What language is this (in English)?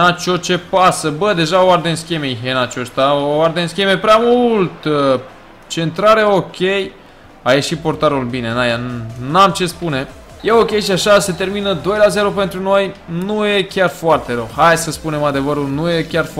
Romanian